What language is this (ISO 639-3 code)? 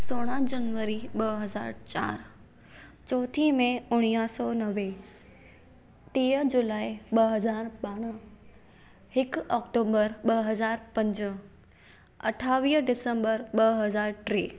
snd